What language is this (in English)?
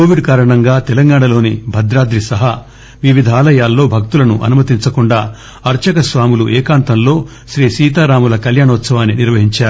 Telugu